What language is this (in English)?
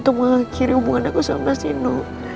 Indonesian